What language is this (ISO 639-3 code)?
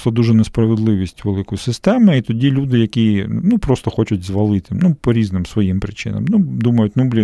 ukr